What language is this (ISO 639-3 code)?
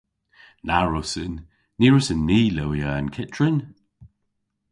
cor